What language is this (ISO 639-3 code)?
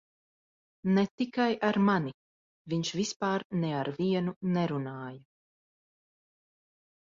lav